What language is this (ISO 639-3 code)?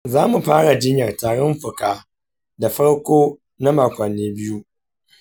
hau